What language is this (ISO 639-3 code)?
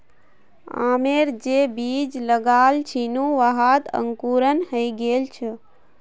mag